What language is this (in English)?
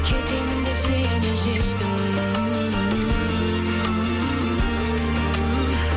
Kazakh